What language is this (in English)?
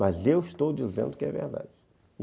Portuguese